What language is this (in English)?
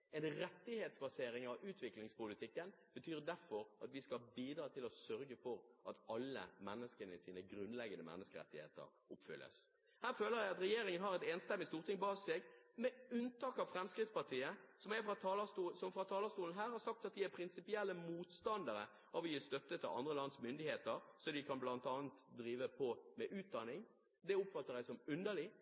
Norwegian Bokmål